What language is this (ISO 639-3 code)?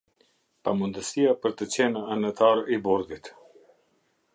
sqi